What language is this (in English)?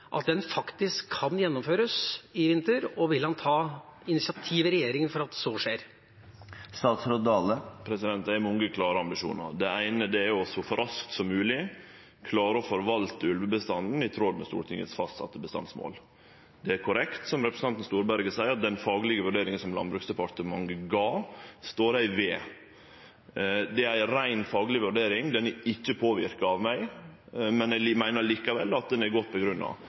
Norwegian